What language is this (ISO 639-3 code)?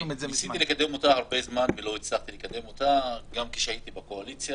heb